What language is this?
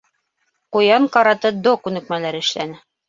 Bashkir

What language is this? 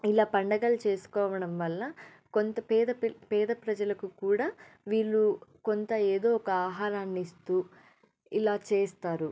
Telugu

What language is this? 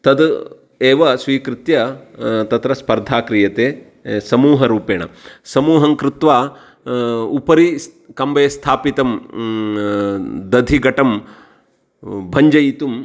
Sanskrit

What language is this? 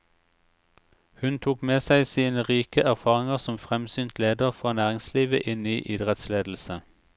Norwegian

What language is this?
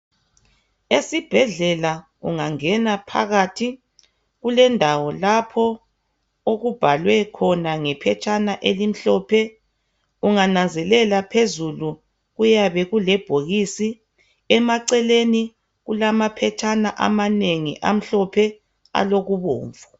North Ndebele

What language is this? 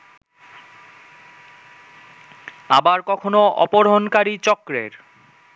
Bangla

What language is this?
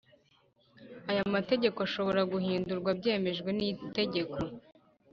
Kinyarwanda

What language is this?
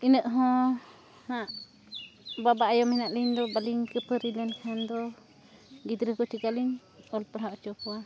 Santali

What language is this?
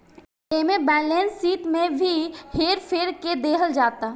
Bhojpuri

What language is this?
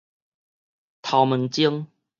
Min Nan Chinese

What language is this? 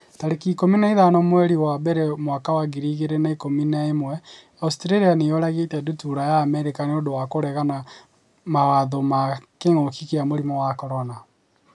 Kikuyu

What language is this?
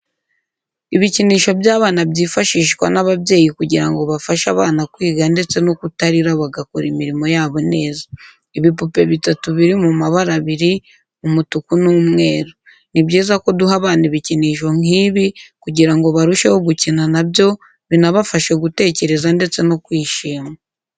Kinyarwanda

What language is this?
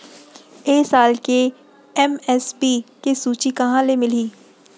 Chhattisgarhi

